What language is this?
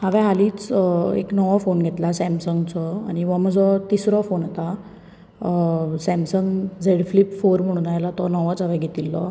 Konkani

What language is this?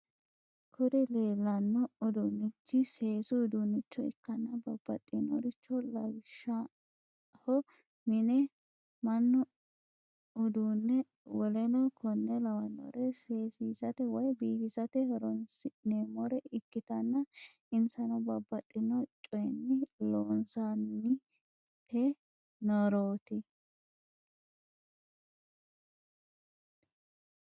Sidamo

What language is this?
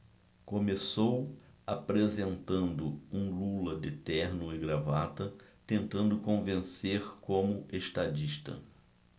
Portuguese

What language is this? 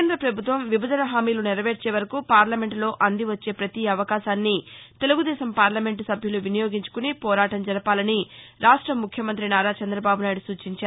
Telugu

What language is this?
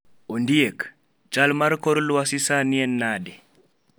Luo (Kenya and Tanzania)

